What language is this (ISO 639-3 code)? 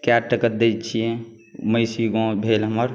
mai